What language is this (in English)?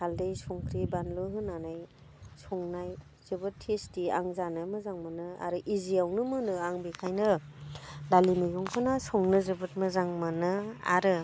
Bodo